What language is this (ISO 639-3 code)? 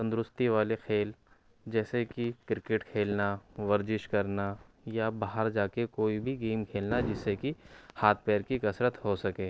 urd